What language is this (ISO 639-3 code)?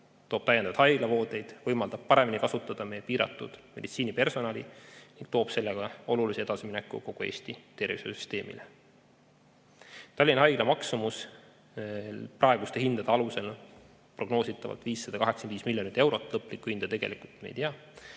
est